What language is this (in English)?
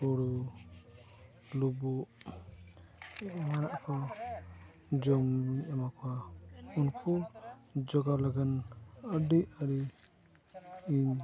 Santali